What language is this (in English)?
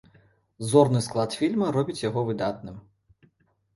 Belarusian